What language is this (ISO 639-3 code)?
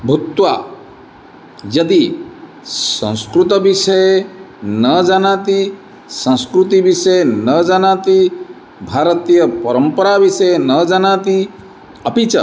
san